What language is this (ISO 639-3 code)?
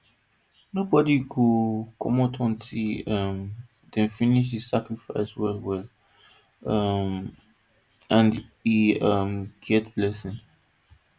pcm